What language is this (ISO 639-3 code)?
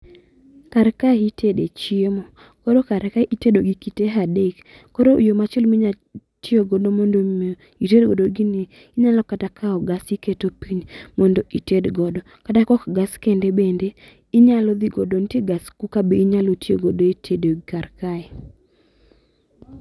luo